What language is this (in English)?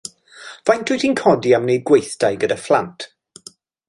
Welsh